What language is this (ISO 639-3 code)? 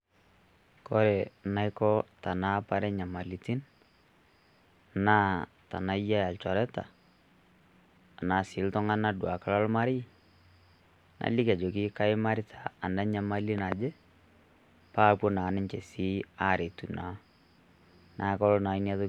mas